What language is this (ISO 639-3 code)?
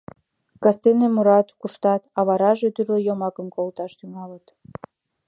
chm